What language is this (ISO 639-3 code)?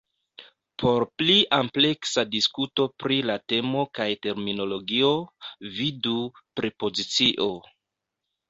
epo